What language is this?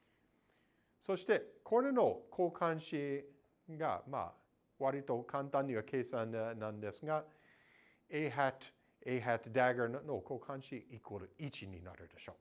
Japanese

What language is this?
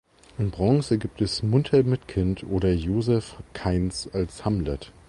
German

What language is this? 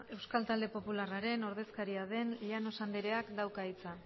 Basque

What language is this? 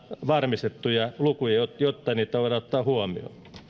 Finnish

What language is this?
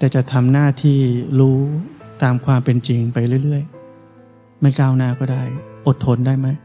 Thai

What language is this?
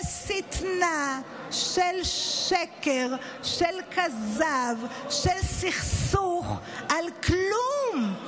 Hebrew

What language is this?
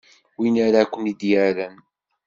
Kabyle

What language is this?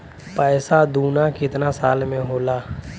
Bhojpuri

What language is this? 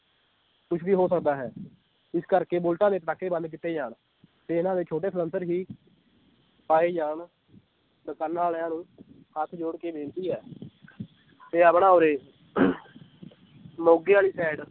Punjabi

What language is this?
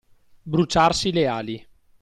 Italian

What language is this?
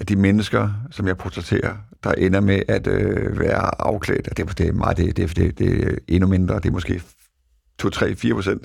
Danish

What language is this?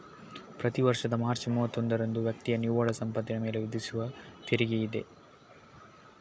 Kannada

